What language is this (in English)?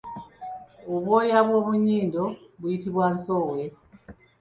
Ganda